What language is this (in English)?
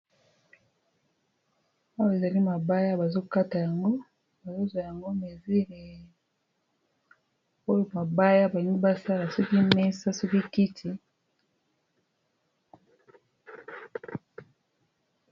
Lingala